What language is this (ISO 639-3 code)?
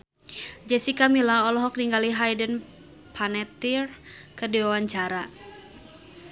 sun